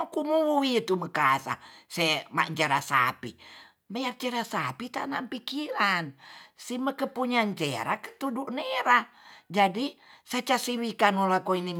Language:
Tonsea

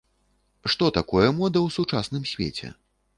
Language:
Belarusian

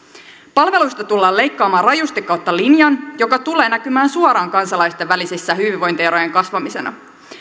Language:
Finnish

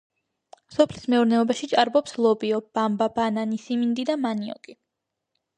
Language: Georgian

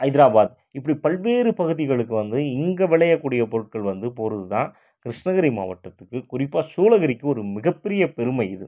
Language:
Tamil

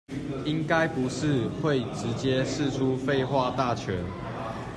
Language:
Chinese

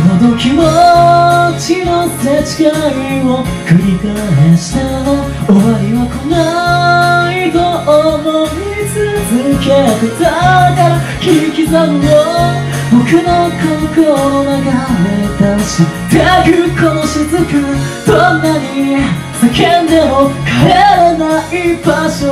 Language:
Japanese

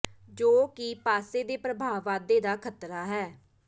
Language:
Punjabi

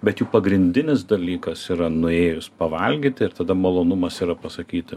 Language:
Lithuanian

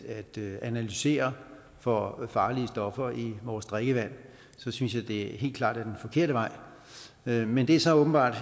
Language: Danish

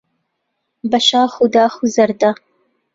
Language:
Central Kurdish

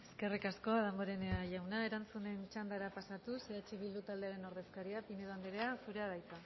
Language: Basque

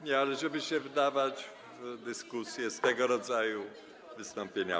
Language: Polish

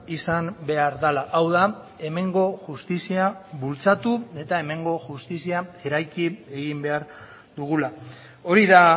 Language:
Basque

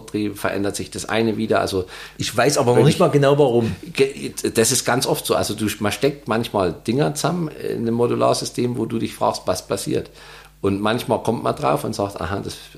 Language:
German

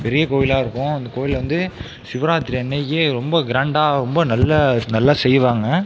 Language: Tamil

